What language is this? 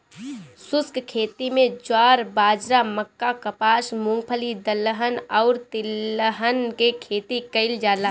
Bhojpuri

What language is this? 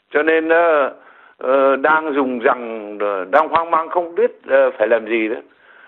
Vietnamese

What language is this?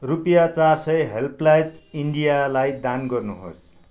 Nepali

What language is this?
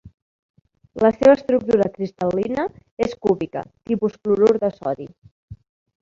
Catalan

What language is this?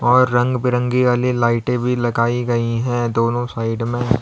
Hindi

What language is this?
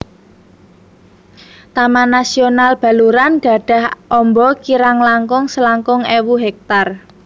Javanese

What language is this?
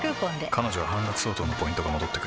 Japanese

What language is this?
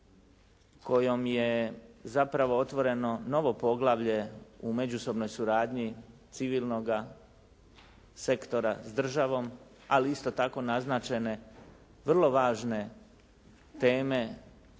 Croatian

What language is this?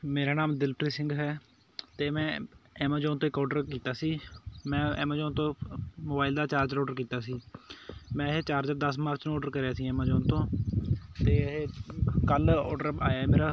Punjabi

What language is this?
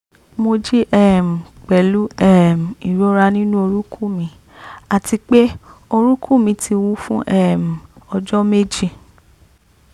Yoruba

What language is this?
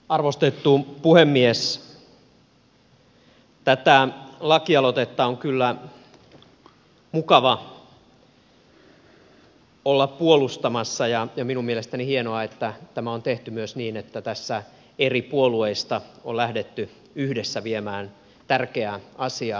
Finnish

